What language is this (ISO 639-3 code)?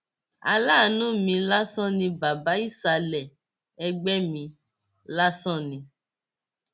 yor